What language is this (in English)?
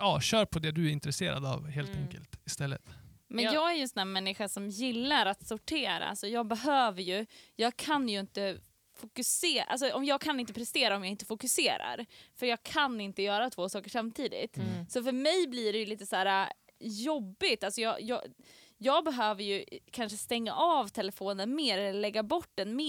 Swedish